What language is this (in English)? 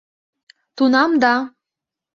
Mari